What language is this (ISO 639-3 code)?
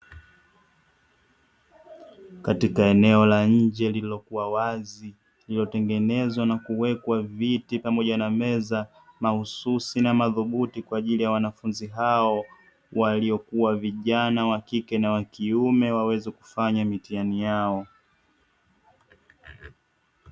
swa